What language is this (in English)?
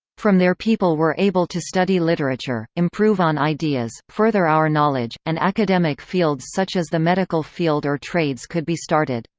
English